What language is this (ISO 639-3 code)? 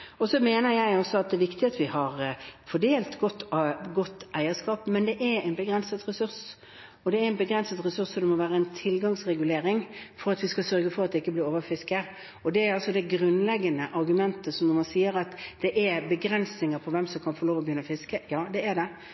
nob